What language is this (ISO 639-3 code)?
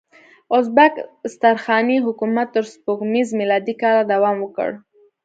pus